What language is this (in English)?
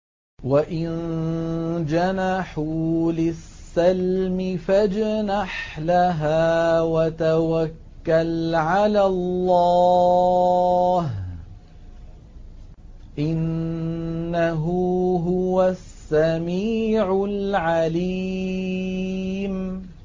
Arabic